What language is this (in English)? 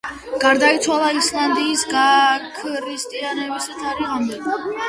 Georgian